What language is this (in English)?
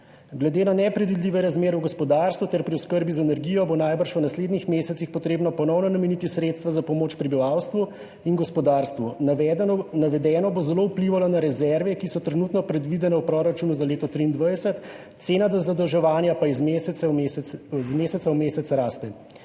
Slovenian